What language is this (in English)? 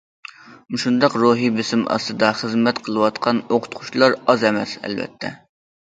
Uyghur